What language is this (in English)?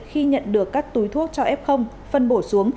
Vietnamese